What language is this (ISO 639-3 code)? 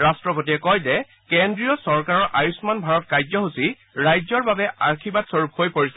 asm